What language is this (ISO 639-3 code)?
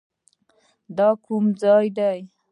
pus